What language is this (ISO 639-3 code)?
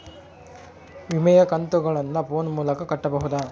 kan